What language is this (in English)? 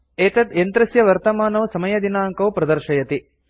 Sanskrit